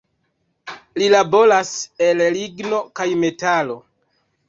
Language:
Esperanto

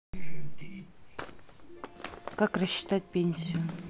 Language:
Russian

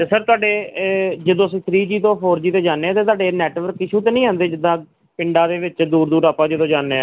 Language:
Punjabi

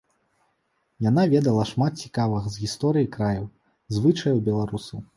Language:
Belarusian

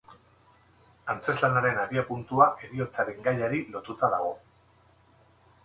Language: Basque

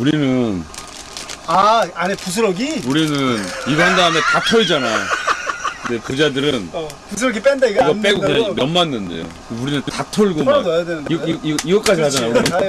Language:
Korean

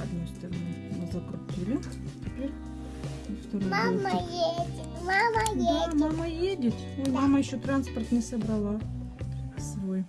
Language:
Russian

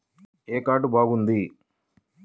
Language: Telugu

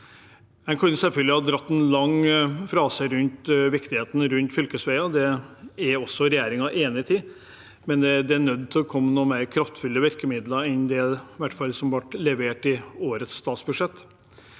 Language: Norwegian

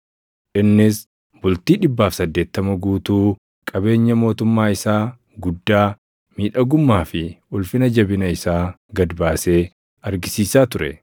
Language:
Oromo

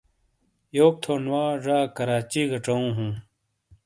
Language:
Shina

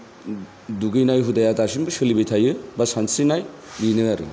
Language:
Bodo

